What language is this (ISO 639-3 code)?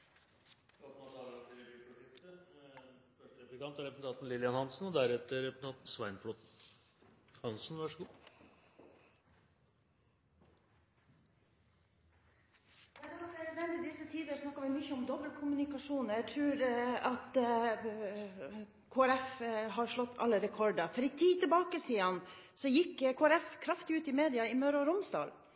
nob